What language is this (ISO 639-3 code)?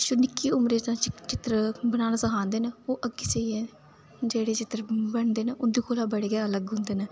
doi